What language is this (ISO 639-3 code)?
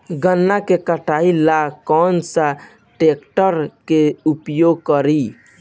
bho